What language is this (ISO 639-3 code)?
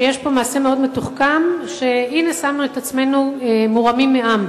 heb